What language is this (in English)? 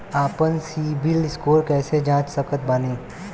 Bhojpuri